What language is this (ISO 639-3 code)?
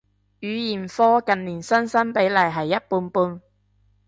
yue